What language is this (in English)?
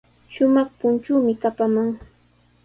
Sihuas Ancash Quechua